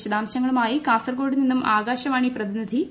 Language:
Malayalam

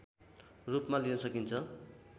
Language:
Nepali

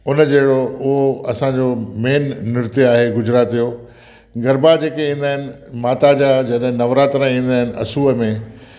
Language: Sindhi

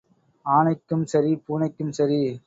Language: Tamil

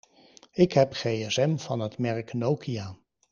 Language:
Dutch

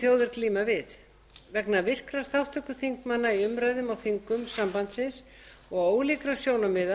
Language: Icelandic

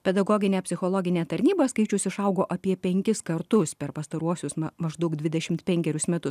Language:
Lithuanian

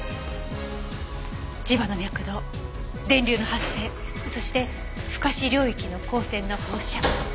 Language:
Japanese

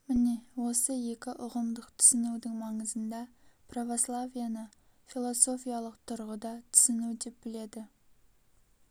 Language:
Kazakh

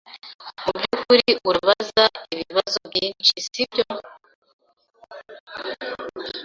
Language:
Kinyarwanda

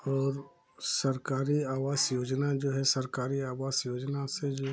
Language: Hindi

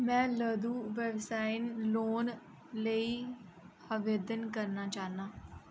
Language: Dogri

